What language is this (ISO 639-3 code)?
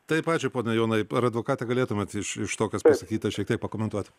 lit